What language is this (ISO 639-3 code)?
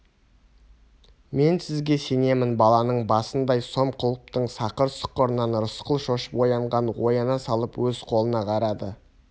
kaz